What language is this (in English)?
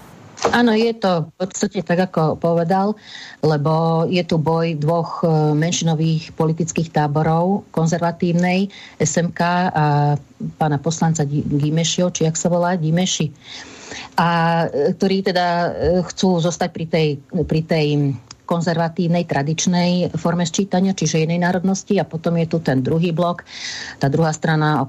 Slovak